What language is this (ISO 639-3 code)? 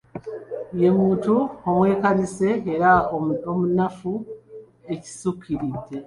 lug